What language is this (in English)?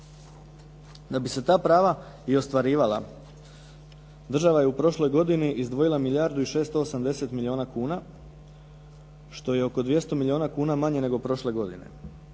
Croatian